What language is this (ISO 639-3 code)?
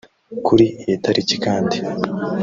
kin